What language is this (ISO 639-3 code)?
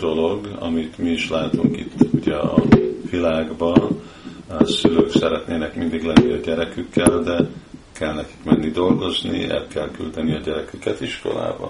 hun